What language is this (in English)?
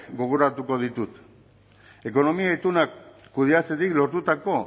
Basque